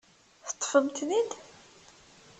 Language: Kabyle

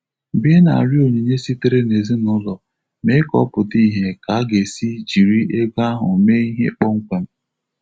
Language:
Igbo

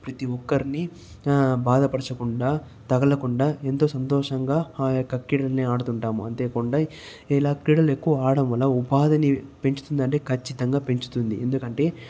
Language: Telugu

